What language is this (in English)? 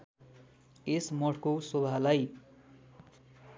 Nepali